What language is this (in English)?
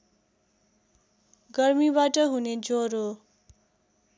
Nepali